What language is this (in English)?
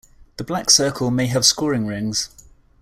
English